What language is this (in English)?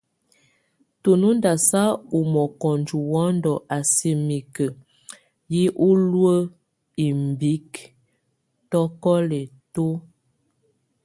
Tunen